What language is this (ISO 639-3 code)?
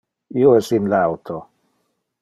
ina